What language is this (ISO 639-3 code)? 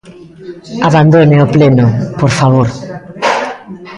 glg